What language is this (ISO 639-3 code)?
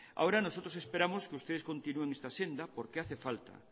spa